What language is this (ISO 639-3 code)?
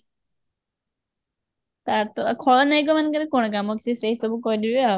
ori